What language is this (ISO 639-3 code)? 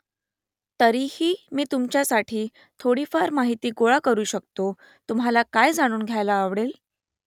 mar